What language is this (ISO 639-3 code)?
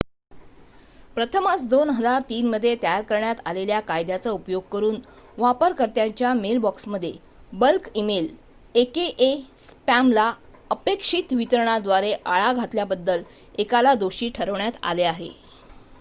mar